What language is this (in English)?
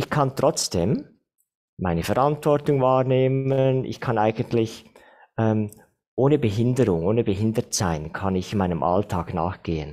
German